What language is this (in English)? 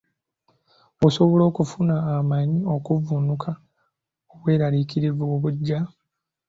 Ganda